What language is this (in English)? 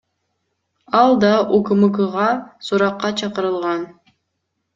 Kyrgyz